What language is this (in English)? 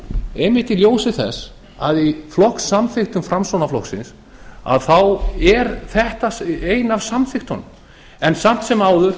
Icelandic